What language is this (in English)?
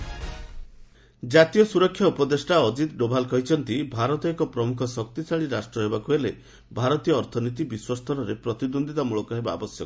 Odia